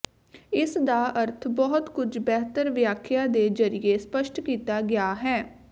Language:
Punjabi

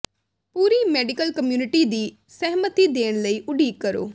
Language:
Punjabi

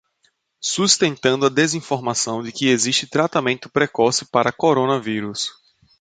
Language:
Portuguese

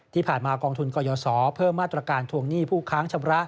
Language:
Thai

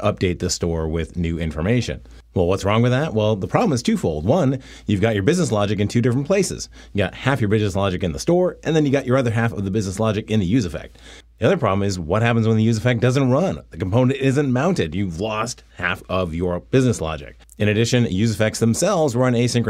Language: English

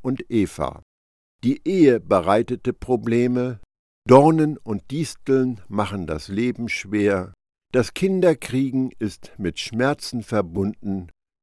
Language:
German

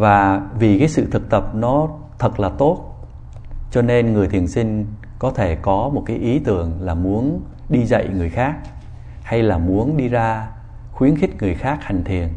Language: Vietnamese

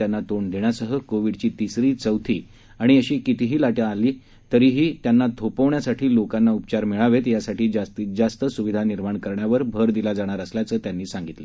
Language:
Marathi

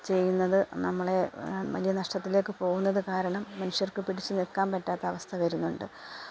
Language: Malayalam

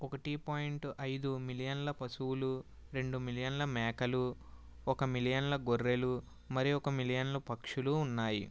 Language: Telugu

